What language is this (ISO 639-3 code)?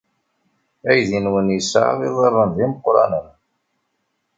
kab